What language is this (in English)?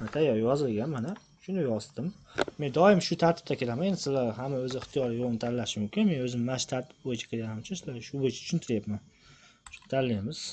Turkish